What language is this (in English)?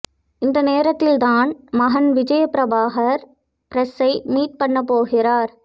Tamil